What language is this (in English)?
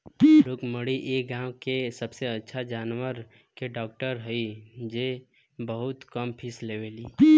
Bhojpuri